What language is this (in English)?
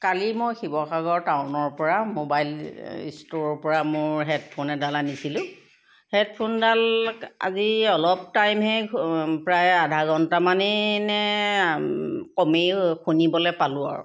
Assamese